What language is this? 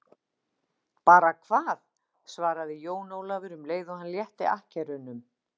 Icelandic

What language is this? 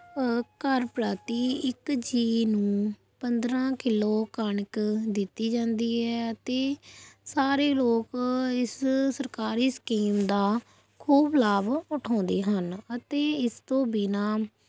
Punjabi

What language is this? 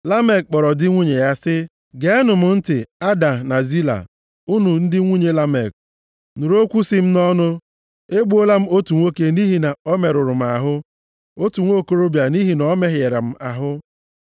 Igbo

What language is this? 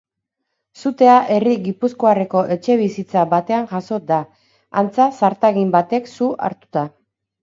Basque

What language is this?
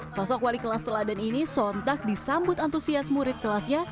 Indonesian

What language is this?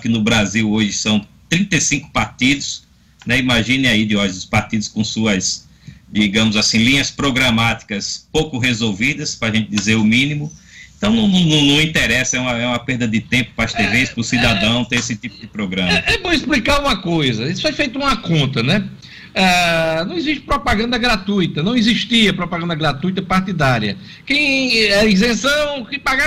Portuguese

